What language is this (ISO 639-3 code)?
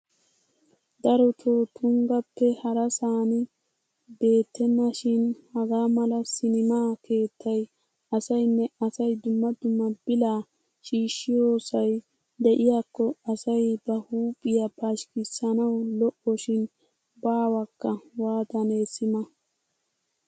wal